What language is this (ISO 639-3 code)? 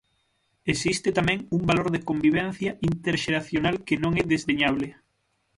glg